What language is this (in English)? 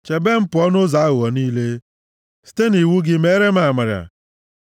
Igbo